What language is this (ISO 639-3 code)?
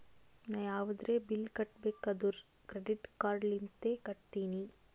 kan